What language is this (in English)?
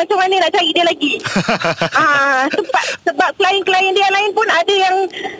Malay